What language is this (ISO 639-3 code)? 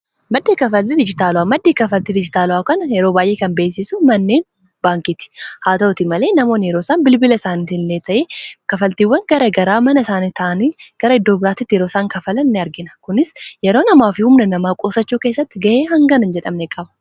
orm